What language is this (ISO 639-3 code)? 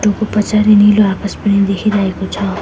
nep